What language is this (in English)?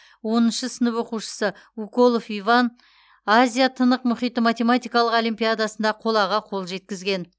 Kazakh